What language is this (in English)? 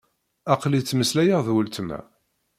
Kabyle